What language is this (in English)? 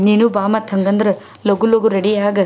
Kannada